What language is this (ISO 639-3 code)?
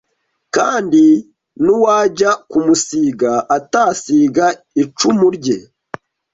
kin